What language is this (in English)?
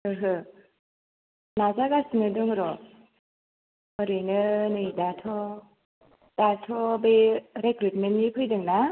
Bodo